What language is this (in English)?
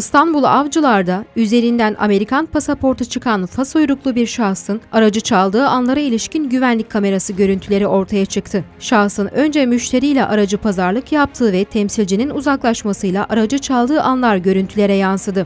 Turkish